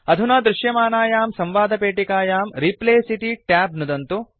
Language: Sanskrit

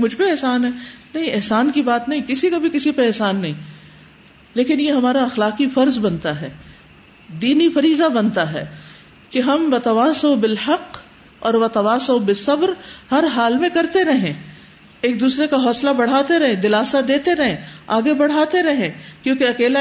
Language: Urdu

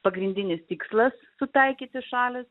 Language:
Lithuanian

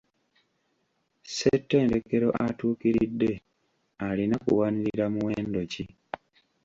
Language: Ganda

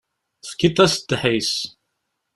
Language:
Kabyle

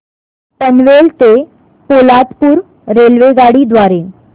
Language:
Marathi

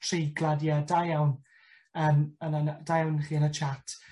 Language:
Welsh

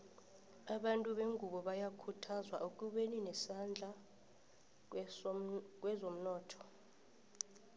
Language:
South Ndebele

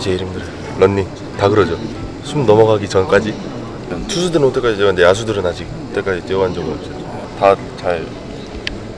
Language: Korean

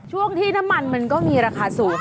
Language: Thai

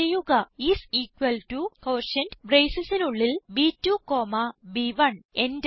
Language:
Malayalam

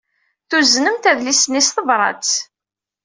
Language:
Kabyle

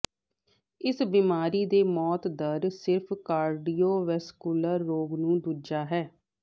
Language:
Punjabi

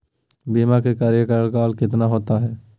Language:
Magahi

